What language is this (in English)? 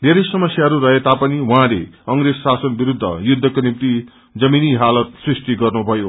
Nepali